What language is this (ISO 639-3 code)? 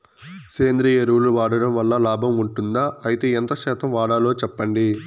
tel